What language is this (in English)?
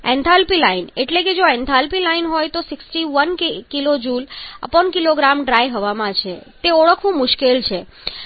Gujarati